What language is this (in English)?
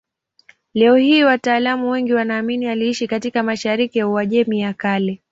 Swahili